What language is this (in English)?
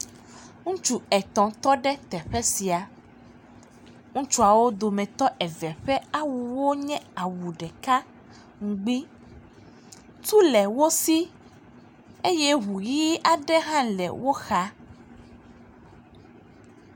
Ewe